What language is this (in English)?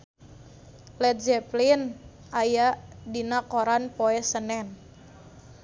Sundanese